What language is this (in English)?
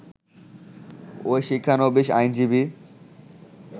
Bangla